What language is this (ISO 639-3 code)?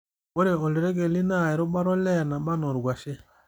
mas